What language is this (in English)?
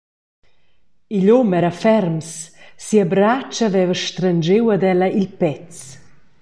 Romansh